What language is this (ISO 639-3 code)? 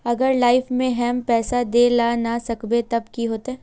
mag